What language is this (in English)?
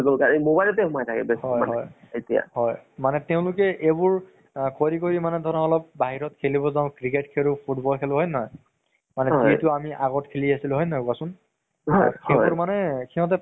Assamese